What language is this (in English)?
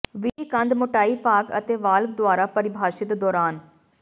Punjabi